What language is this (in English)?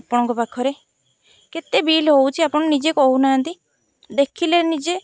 Odia